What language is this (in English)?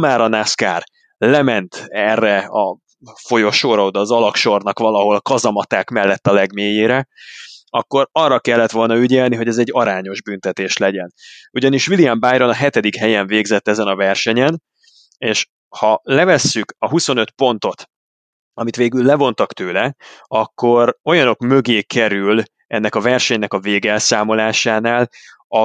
Hungarian